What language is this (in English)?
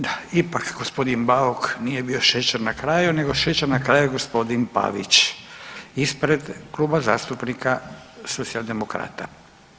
Croatian